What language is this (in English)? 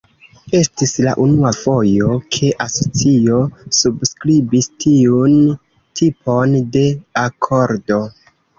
Esperanto